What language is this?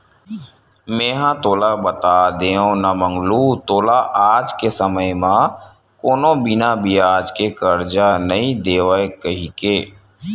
Chhattisgarhi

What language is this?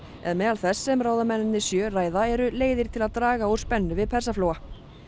Icelandic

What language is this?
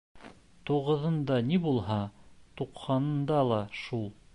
Bashkir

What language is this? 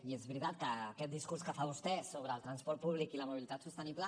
Catalan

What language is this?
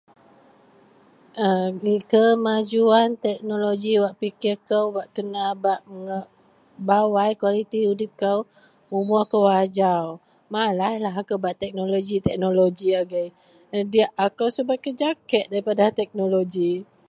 Central Melanau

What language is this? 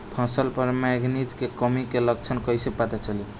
Bhojpuri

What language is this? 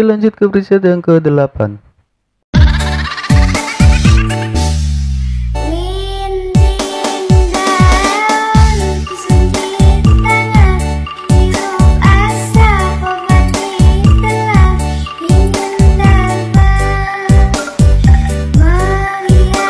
Indonesian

